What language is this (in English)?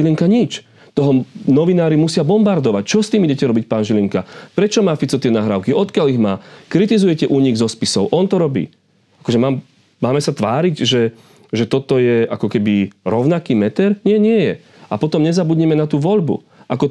Slovak